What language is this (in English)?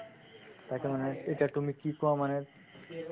Assamese